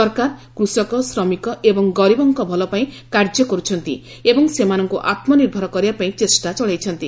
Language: Odia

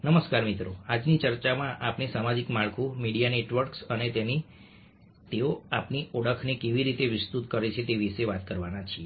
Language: Gujarati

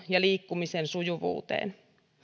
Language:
Finnish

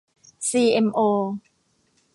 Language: Thai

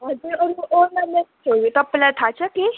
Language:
Nepali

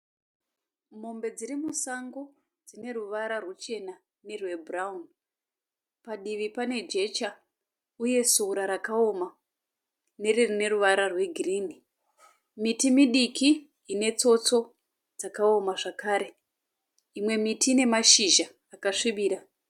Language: Shona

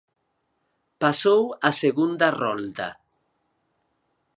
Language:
Galician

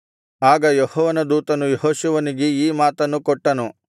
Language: Kannada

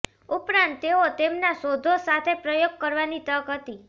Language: Gujarati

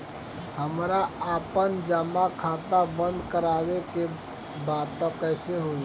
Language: Bhojpuri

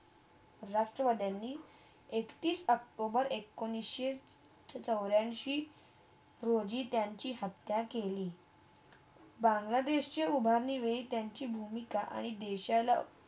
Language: Marathi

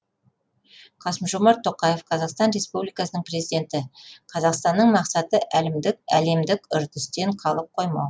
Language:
Kazakh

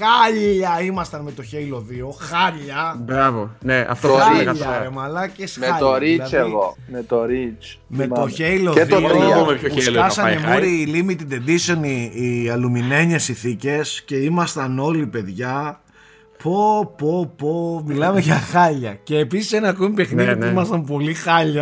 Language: Greek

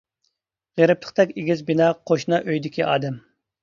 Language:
Uyghur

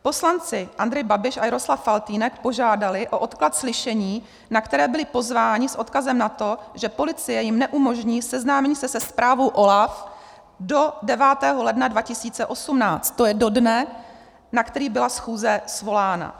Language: Czech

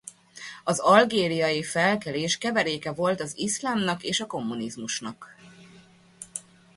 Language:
Hungarian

